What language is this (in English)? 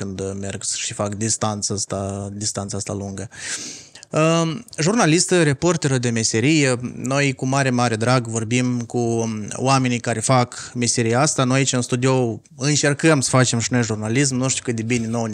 Romanian